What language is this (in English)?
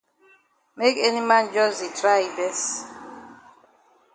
Cameroon Pidgin